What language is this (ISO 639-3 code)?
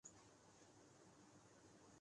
urd